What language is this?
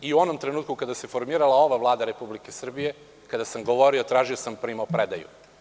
Serbian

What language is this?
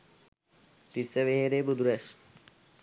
Sinhala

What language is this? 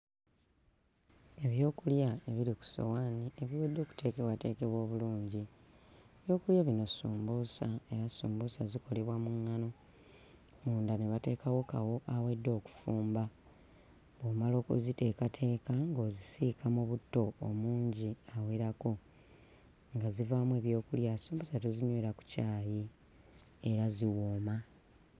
Ganda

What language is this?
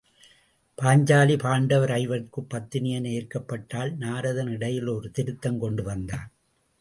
Tamil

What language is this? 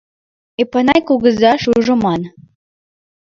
Mari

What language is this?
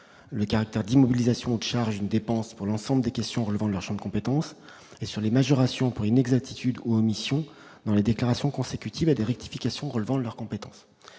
French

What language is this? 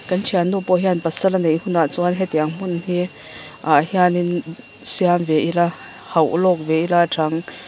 Mizo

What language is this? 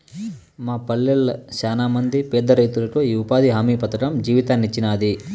Telugu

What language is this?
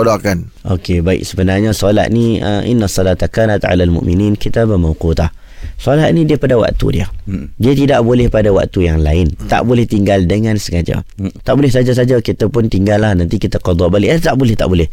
Malay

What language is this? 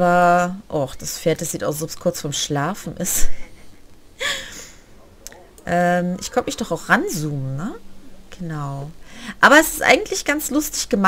German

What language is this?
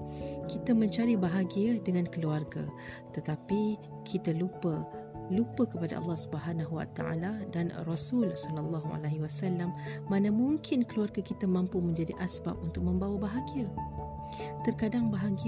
Malay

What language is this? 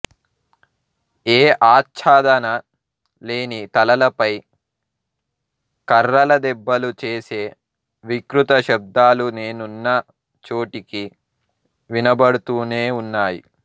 Telugu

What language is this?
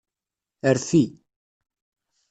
Kabyle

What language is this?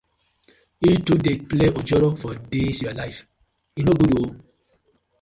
Nigerian Pidgin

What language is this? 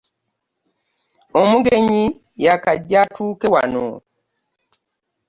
Ganda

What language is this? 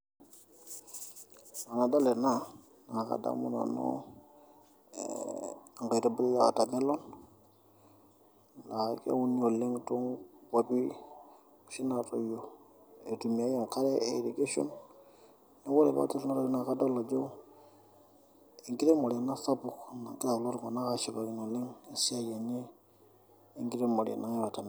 Masai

